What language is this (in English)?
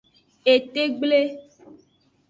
Aja (Benin)